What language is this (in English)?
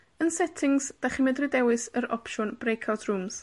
Welsh